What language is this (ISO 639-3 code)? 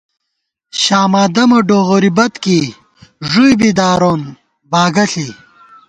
gwt